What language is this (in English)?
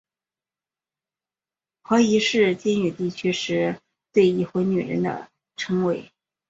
Chinese